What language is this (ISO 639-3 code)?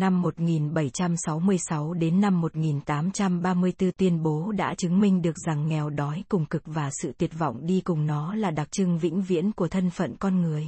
vie